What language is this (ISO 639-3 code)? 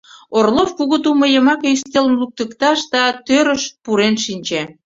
chm